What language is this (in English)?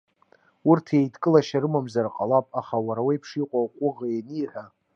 Abkhazian